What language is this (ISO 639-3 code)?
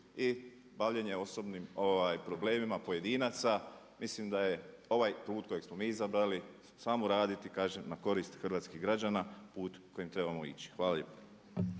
hrv